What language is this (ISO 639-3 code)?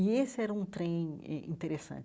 por